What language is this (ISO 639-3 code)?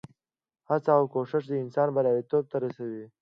pus